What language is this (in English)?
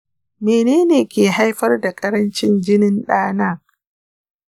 Hausa